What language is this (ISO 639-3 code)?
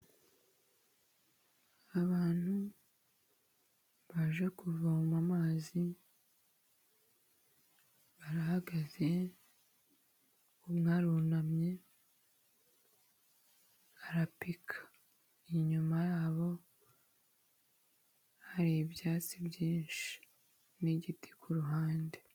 kin